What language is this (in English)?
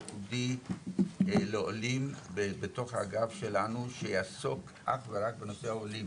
Hebrew